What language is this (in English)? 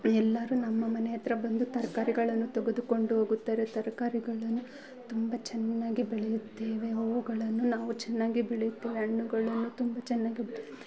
Kannada